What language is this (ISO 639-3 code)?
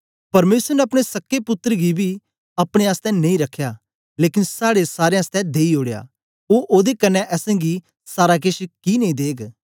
doi